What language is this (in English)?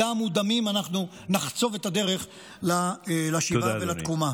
Hebrew